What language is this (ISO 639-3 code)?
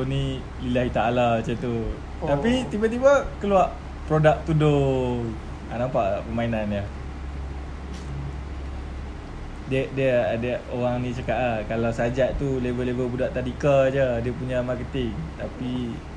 msa